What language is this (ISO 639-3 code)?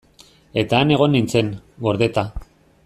eus